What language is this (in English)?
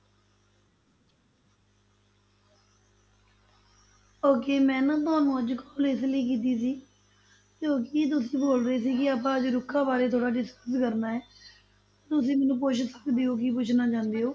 Punjabi